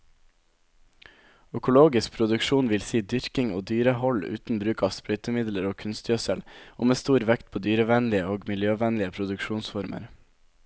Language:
Norwegian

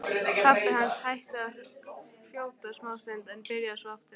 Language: Icelandic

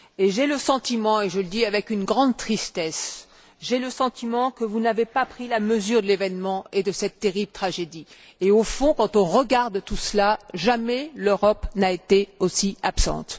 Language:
French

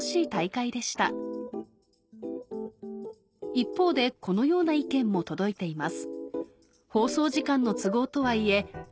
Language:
Japanese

